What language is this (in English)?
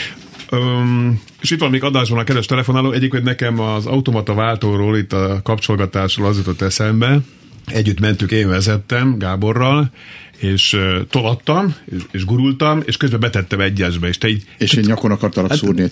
Hungarian